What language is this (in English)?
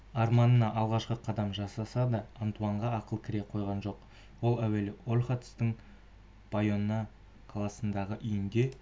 Kazakh